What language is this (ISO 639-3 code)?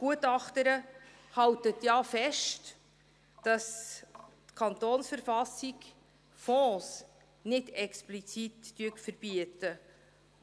gsw